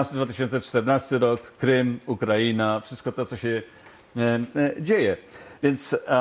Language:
Polish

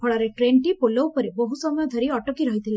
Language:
Odia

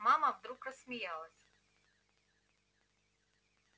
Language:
Russian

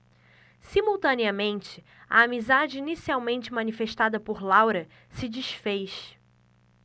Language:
Portuguese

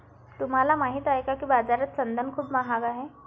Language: Marathi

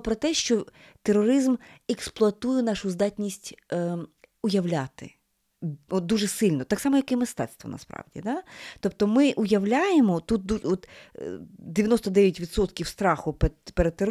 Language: Ukrainian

